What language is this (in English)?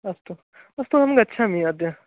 Sanskrit